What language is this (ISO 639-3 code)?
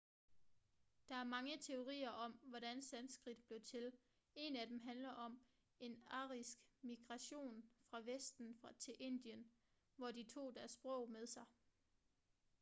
dan